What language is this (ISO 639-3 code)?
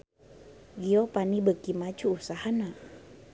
sun